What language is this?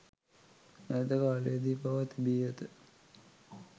Sinhala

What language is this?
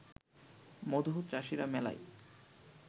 Bangla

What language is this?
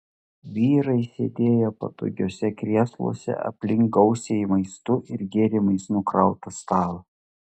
Lithuanian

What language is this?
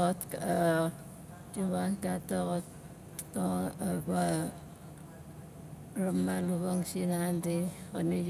Nalik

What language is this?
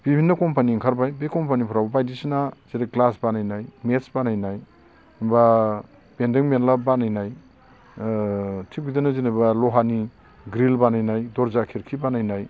Bodo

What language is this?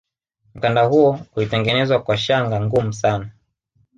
Swahili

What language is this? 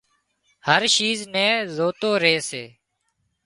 Wadiyara Koli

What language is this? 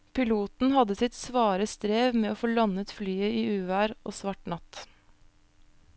Norwegian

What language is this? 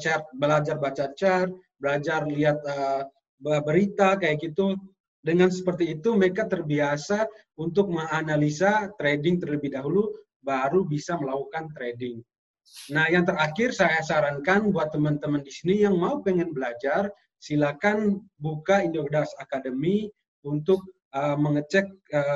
Indonesian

